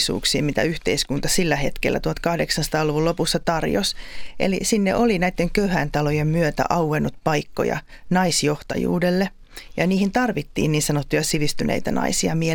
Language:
Finnish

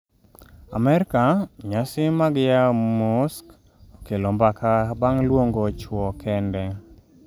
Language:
Luo (Kenya and Tanzania)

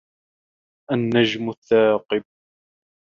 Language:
Arabic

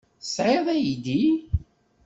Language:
Kabyle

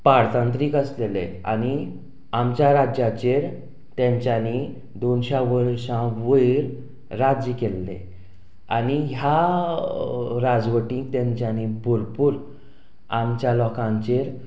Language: Konkani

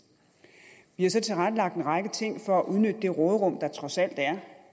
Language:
Danish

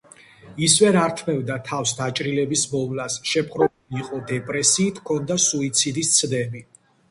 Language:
Georgian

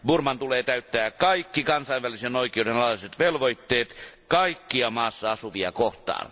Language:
Finnish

